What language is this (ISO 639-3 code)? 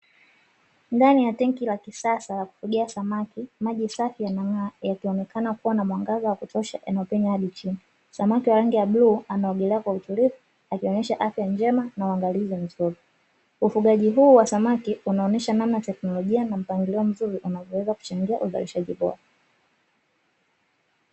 swa